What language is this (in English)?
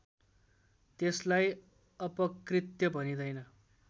Nepali